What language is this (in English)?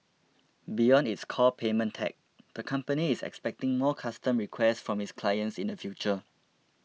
English